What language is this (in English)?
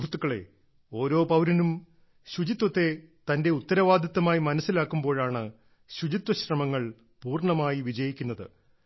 Malayalam